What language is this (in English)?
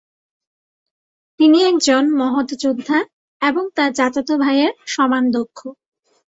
Bangla